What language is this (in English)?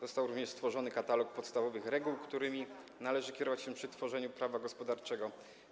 Polish